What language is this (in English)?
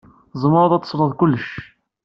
Kabyle